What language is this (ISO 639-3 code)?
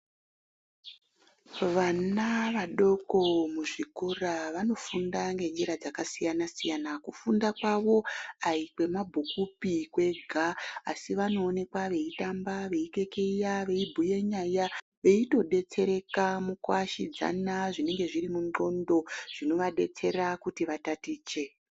ndc